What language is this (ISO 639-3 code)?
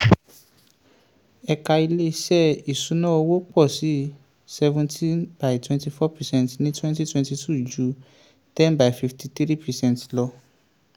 yor